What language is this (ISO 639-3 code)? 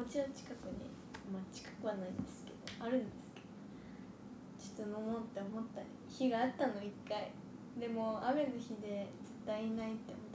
jpn